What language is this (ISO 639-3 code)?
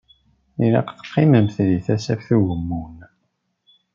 kab